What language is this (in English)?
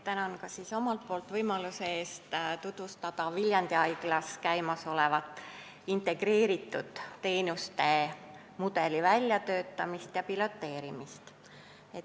Estonian